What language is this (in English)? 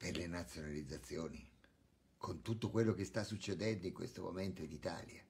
Italian